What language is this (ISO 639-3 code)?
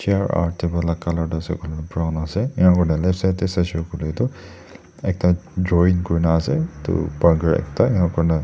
nag